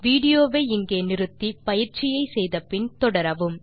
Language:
Tamil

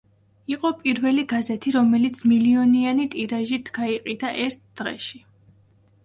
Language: Georgian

